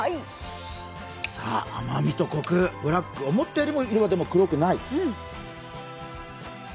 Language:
Japanese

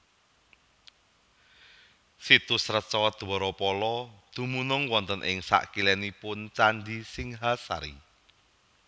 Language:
Javanese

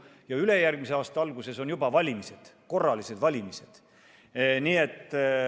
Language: Estonian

